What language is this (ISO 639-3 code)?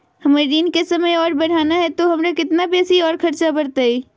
mag